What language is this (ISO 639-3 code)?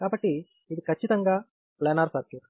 tel